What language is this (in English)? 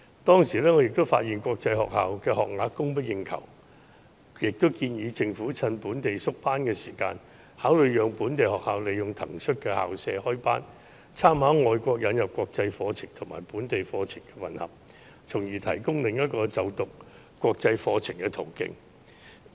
Cantonese